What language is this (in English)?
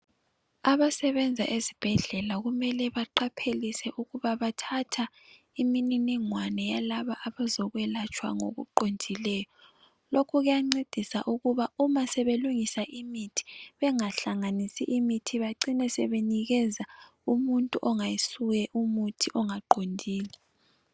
North Ndebele